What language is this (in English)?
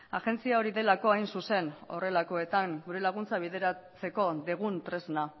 Basque